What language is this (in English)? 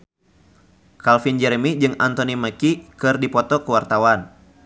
Sundanese